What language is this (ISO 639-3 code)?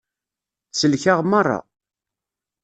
kab